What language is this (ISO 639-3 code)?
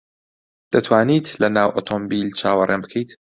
ckb